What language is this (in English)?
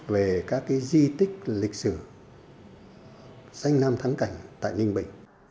Vietnamese